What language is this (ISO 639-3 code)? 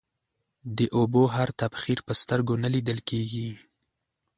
pus